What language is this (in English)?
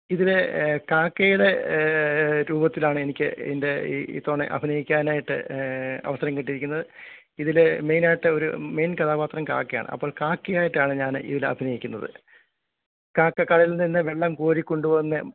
Malayalam